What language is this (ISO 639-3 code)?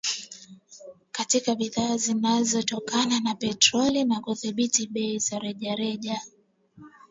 swa